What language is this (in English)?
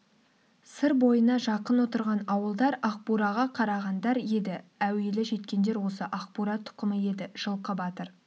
Kazakh